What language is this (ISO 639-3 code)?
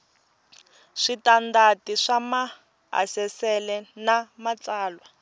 tso